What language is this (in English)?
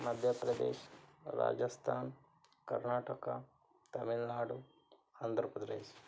Kannada